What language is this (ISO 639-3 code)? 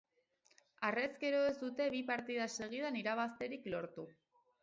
eus